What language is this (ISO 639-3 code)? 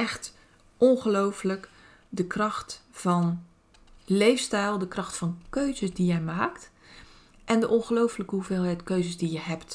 nld